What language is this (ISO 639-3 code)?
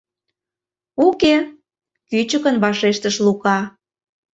chm